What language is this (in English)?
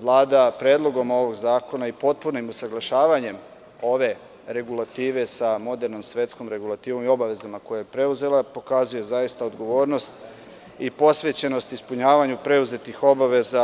Serbian